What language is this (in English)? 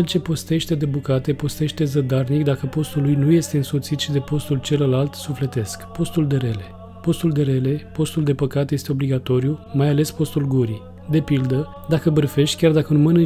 Romanian